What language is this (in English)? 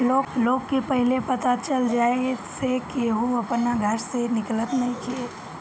Bhojpuri